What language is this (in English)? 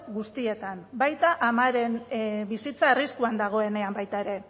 Basque